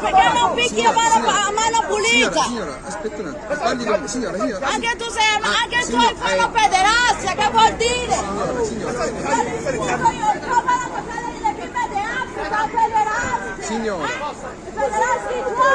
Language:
Italian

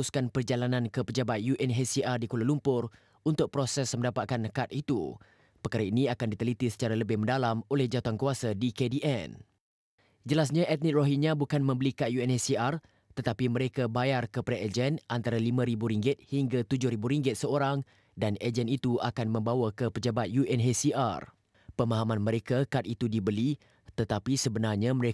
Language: Malay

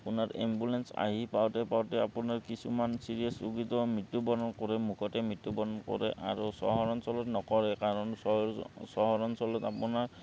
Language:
Assamese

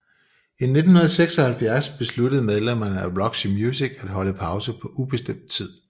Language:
Danish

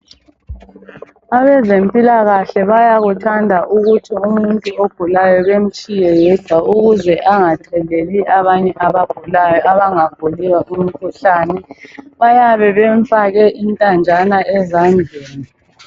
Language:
North Ndebele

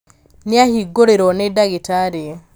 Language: Kikuyu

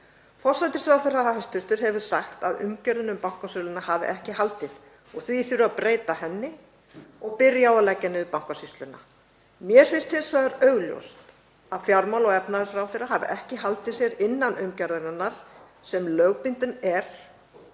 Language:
Icelandic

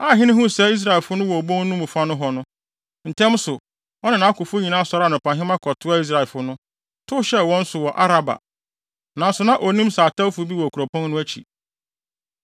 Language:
Akan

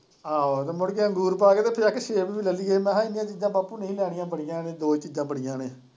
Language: Punjabi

